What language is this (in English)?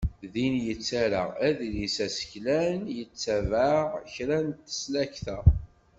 Kabyle